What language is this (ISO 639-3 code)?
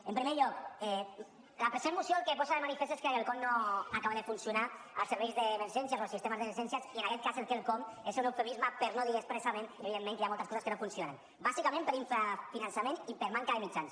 cat